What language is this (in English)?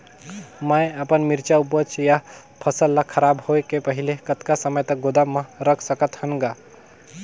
Chhattisgarhi